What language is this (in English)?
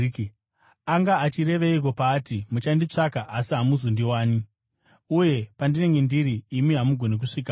Shona